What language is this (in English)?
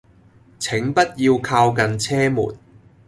Cantonese